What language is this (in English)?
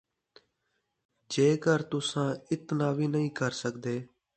Saraiki